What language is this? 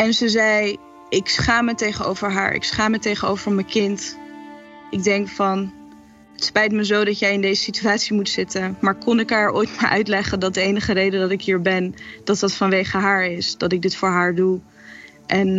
Dutch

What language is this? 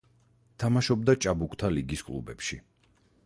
Georgian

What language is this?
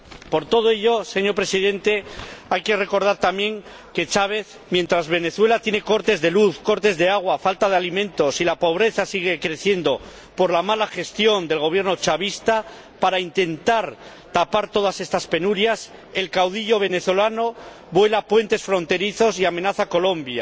Spanish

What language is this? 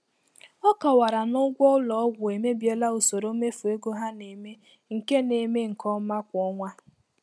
Igbo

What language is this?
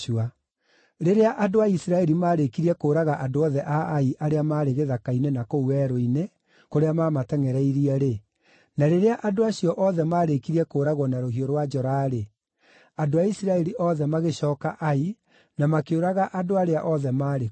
Kikuyu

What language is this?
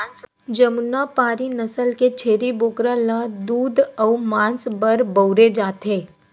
Chhattisgarhi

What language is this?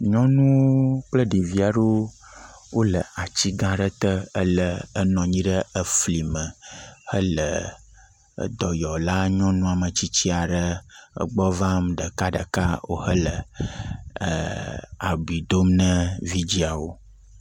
Ewe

